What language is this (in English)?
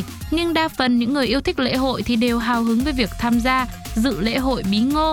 Vietnamese